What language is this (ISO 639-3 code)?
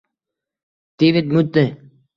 uzb